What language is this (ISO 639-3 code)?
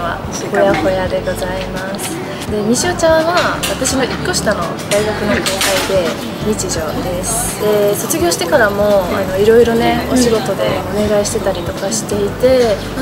jpn